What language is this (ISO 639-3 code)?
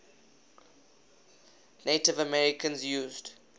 eng